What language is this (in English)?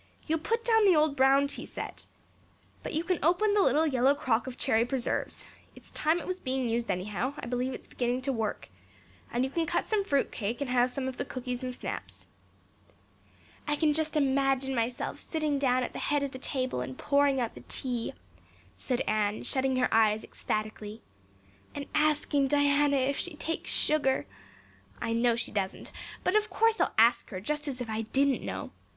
English